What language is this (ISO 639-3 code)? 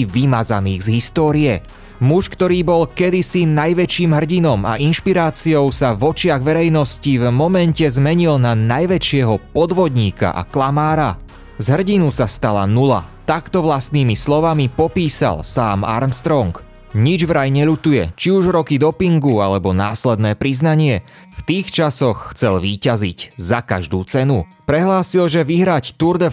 slk